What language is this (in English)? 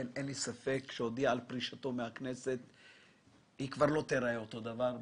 Hebrew